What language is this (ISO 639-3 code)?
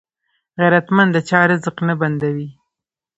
pus